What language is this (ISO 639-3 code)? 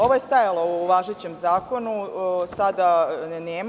srp